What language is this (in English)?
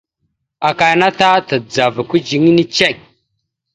Mada (Cameroon)